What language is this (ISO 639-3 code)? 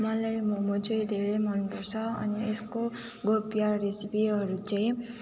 nep